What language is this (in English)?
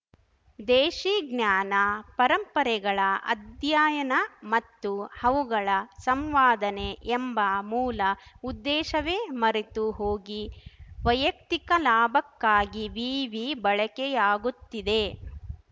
Kannada